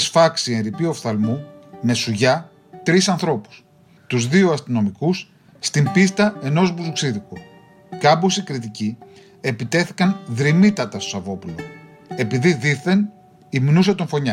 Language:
Greek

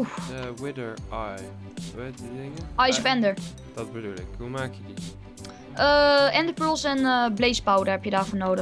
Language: Dutch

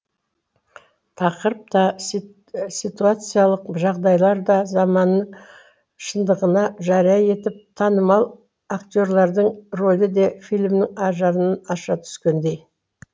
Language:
Kazakh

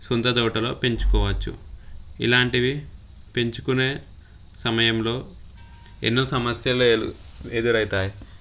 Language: Telugu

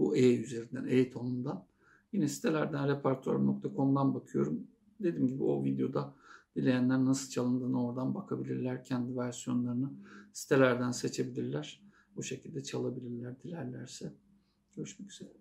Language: Turkish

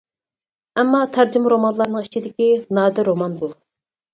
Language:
Uyghur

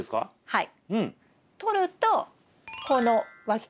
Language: Japanese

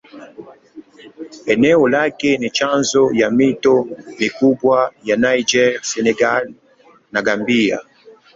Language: Swahili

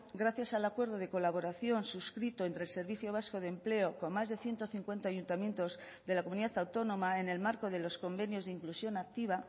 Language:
Spanish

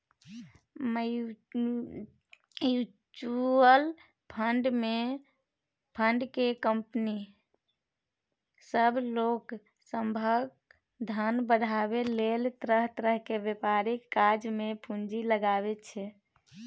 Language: Maithili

